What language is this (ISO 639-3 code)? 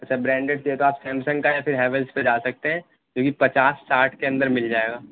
urd